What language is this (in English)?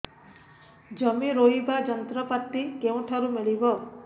Odia